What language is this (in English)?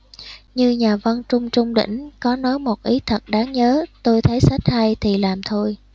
Vietnamese